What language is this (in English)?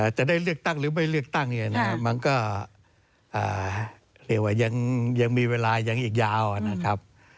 Thai